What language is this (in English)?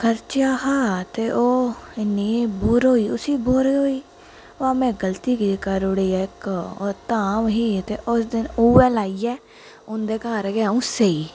Dogri